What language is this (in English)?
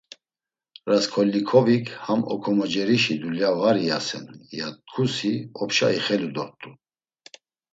Laz